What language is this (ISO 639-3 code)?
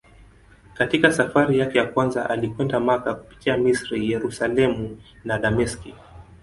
swa